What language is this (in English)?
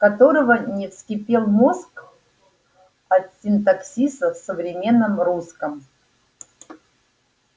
Russian